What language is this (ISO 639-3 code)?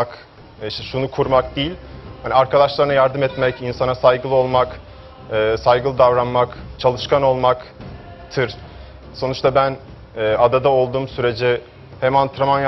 tur